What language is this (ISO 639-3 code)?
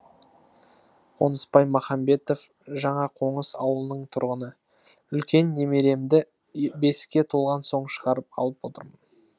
kaz